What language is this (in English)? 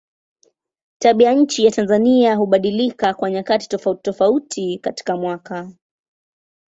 Swahili